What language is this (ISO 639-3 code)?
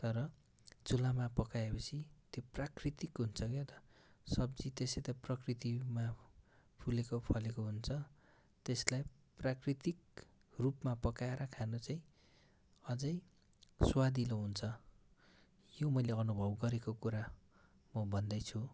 nep